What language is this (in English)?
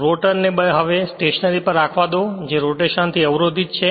Gujarati